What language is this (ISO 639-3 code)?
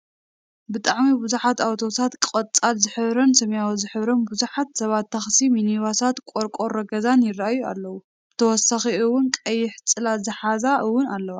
tir